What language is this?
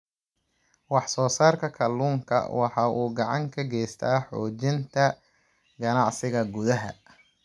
Somali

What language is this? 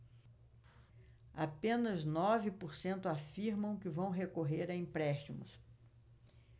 Portuguese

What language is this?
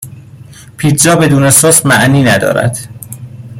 Persian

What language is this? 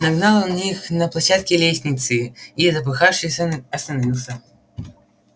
Russian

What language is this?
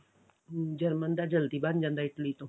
Punjabi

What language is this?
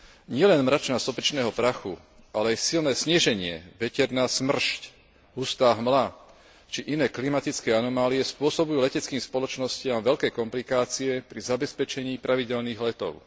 Slovak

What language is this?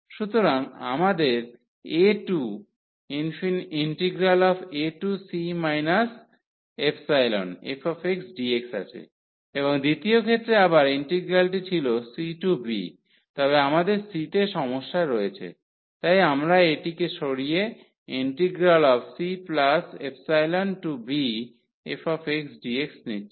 Bangla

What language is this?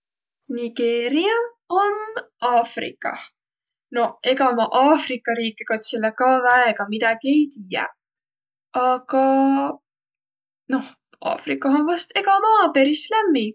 Võro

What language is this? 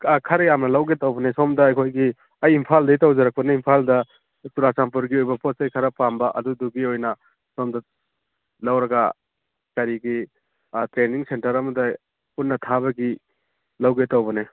Manipuri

